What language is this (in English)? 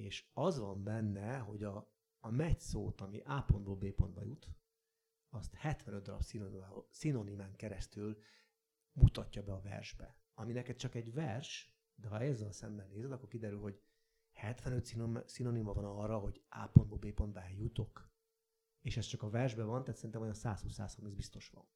Hungarian